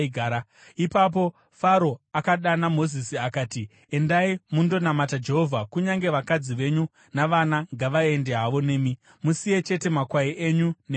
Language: Shona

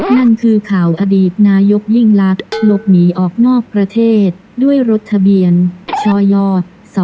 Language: Thai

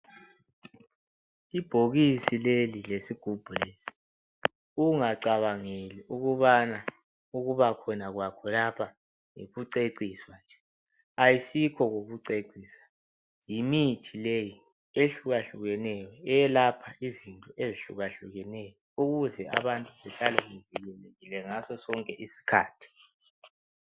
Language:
North Ndebele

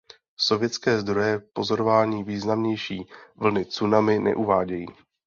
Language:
Czech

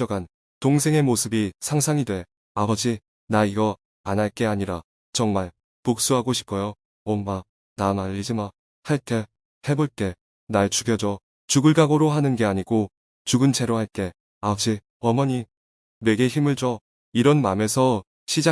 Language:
Korean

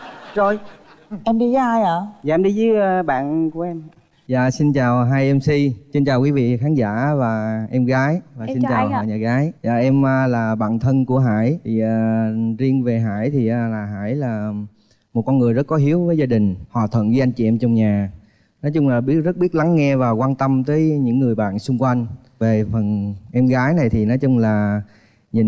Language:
Vietnamese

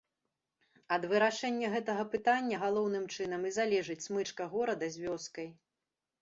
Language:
Belarusian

